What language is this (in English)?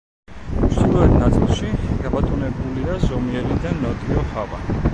Georgian